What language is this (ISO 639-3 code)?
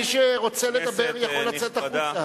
heb